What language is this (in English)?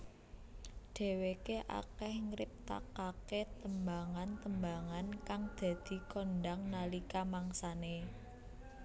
Javanese